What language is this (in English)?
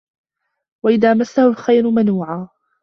Arabic